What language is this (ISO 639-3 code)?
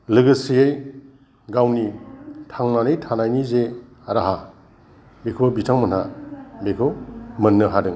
brx